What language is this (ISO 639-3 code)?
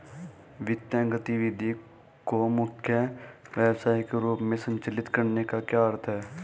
hin